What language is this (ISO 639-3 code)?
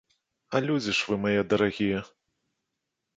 bel